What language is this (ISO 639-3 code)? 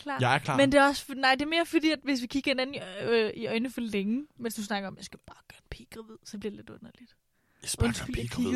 dan